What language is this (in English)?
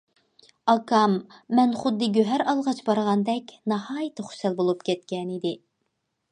Uyghur